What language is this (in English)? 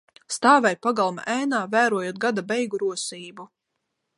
Latvian